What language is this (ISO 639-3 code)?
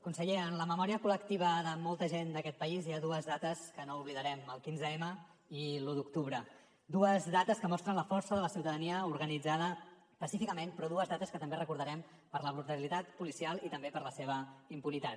cat